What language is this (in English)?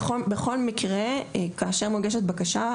Hebrew